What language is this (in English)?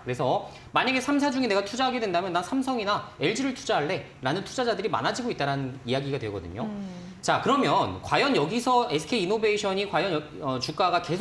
Korean